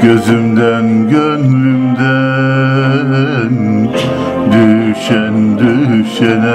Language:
Turkish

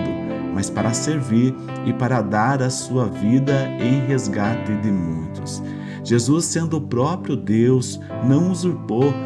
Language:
Portuguese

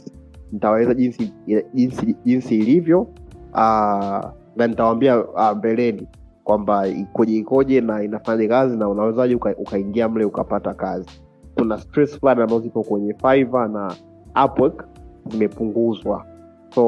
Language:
Swahili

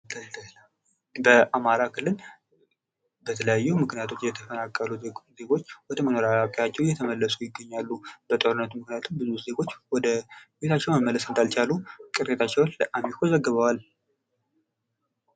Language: Amharic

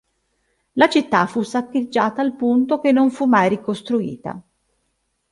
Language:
Italian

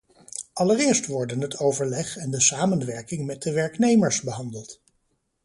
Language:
Dutch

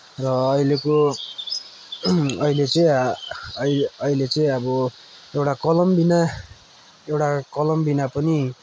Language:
Nepali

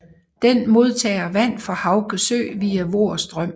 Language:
Danish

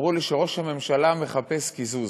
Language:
Hebrew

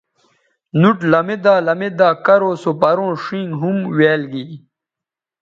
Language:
Bateri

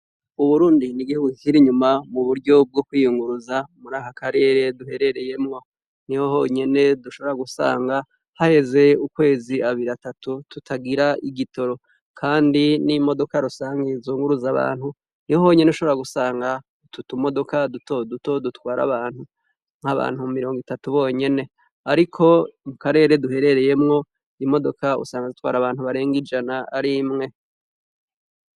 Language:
Rundi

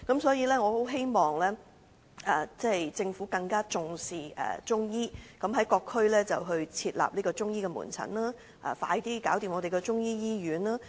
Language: Cantonese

